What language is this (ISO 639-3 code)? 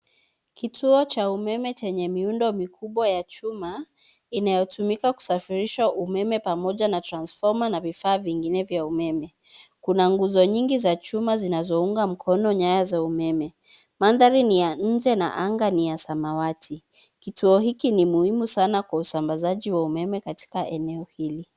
swa